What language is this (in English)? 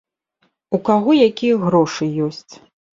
Belarusian